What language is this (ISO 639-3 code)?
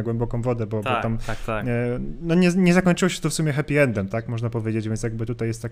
pol